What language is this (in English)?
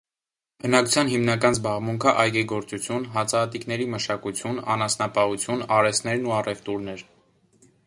Armenian